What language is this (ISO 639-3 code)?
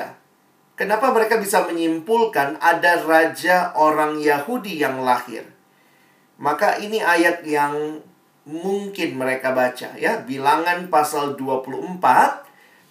ind